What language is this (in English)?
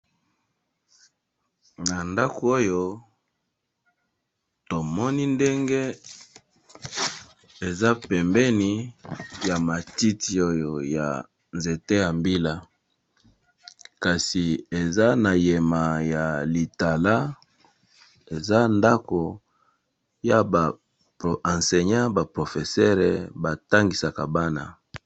Lingala